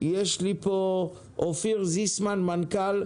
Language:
Hebrew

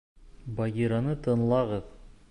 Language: Bashkir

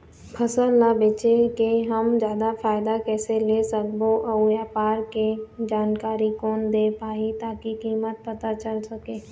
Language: Chhattisgarhi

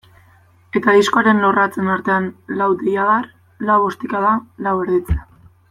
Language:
Basque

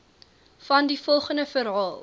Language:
Afrikaans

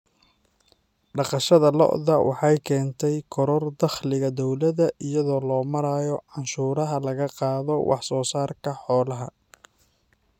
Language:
Somali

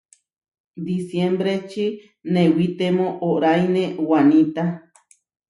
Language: Huarijio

